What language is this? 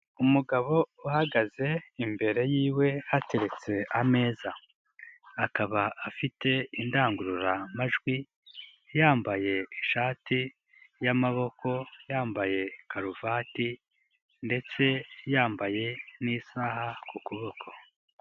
Kinyarwanda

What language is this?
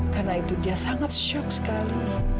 Indonesian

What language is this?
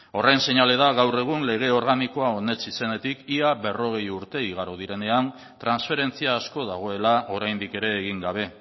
Basque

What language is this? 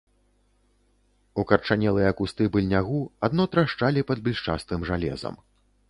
Belarusian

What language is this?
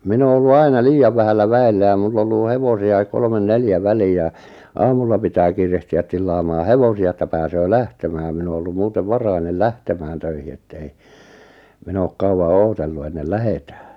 Finnish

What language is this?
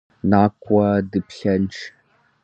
Kabardian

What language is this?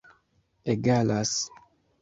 Esperanto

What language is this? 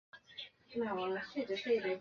Chinese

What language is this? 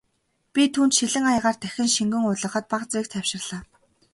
Mongolian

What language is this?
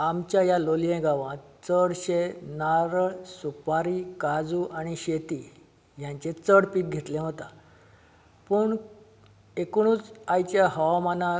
Konkani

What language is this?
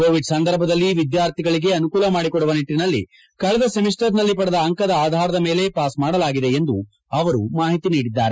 Kannada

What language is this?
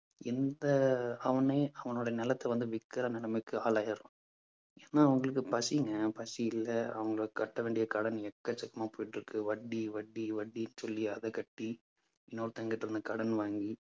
Tamil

